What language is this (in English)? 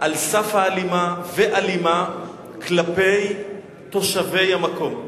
Hebrew